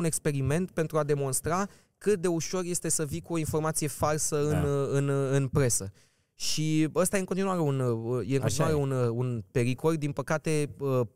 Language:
Romanian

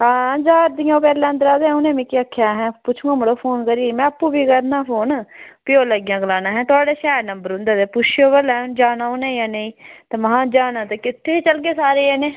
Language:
Dogri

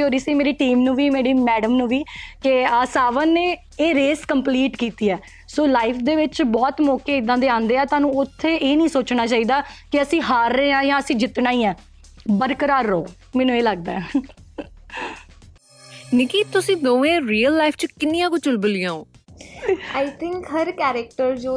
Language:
Punjabi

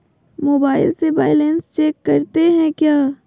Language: Magahi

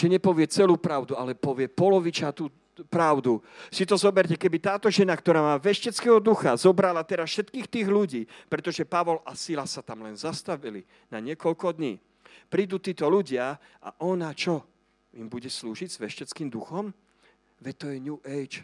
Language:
Slovak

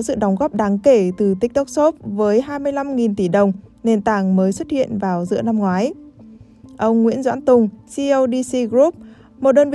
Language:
Vietnamese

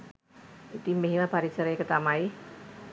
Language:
Sinhala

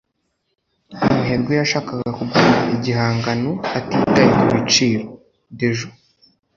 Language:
Kinyarwanda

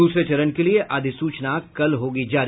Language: Hindi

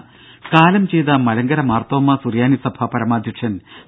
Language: Malayalam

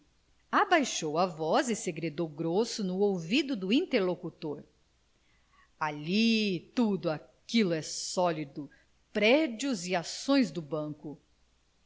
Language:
Portuguese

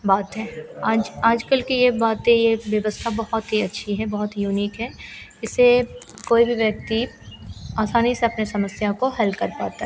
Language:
Hindi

